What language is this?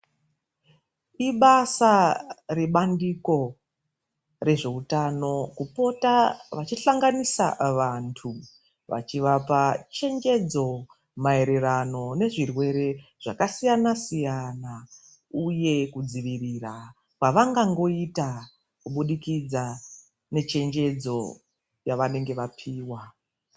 Ndau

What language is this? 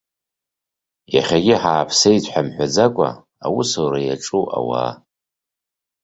Abkhazian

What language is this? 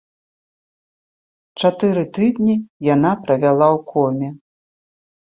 Belarusian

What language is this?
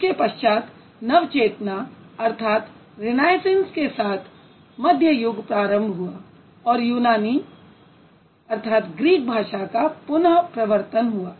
Hindi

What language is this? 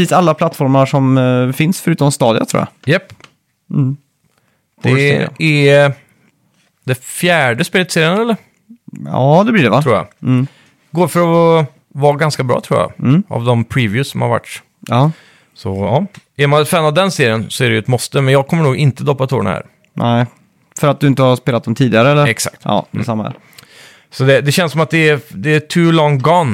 Swedish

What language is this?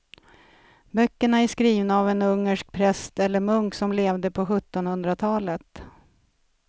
Swedish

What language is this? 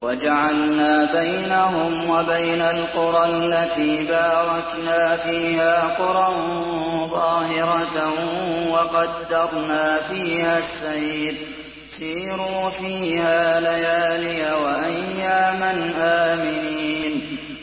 Arabic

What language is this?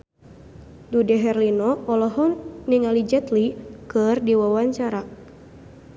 Sundanese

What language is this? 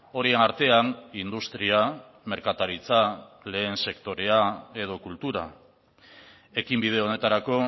Basque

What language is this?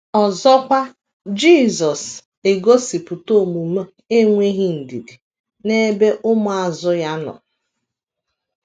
Igbo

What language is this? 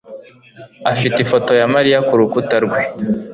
Kinyarwanda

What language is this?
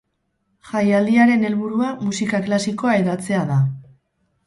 Basque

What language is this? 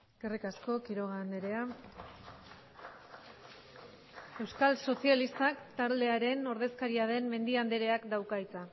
Basque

